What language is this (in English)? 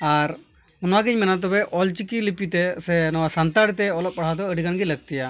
Santali